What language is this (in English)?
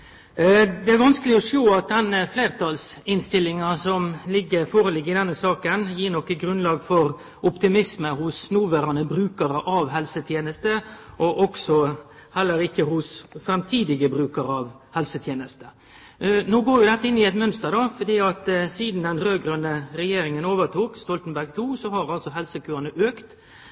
Norwegian Nynorsk